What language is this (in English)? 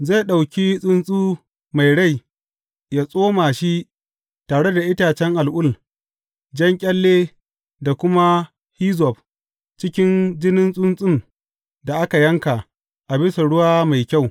Hausa